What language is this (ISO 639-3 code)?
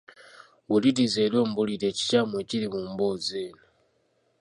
lug